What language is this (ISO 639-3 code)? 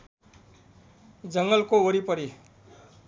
nep